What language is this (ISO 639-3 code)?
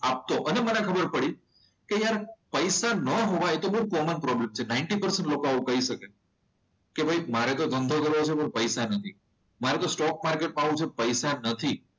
guj